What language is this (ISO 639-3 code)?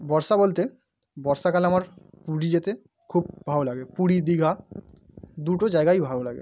ben